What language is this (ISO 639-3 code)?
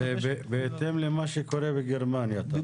heb